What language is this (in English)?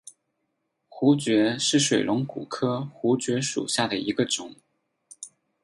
Chinese